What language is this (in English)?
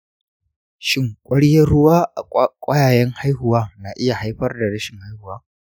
Hausa